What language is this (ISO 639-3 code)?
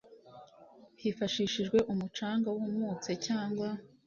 kin